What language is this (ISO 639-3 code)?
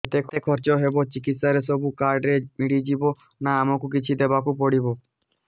ori